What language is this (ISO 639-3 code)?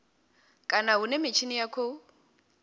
ven